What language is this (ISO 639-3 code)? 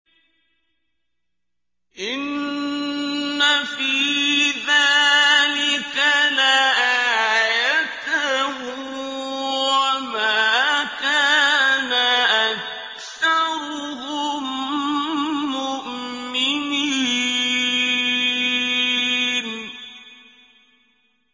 ara